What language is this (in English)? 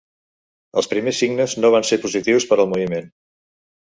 Catalan